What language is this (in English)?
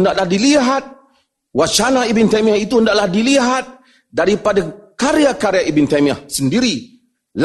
Malay